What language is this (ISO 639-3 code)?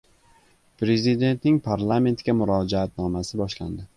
uzb